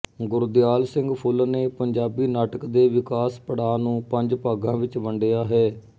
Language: Punjabi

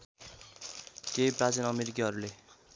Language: Nepali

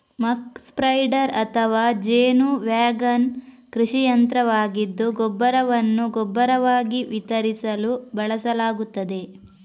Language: Kannada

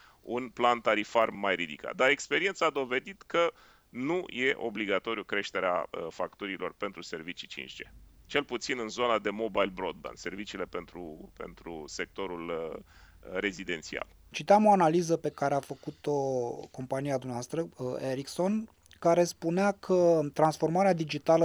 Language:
Romanian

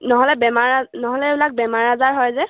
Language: Assamese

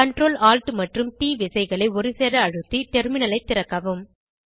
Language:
Tamil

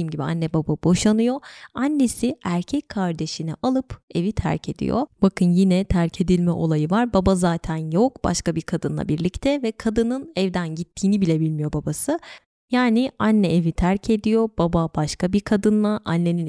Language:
Turkish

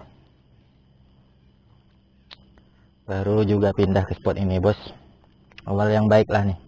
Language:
Indonesian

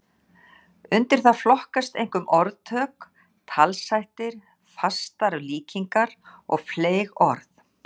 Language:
Icelandic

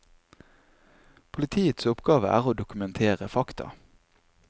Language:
Norwegian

